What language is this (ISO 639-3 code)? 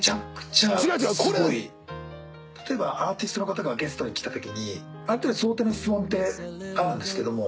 jpn